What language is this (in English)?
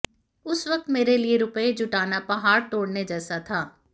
Hindi